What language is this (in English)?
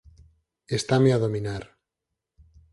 Galician